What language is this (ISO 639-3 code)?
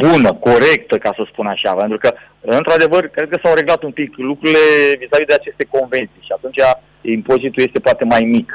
ron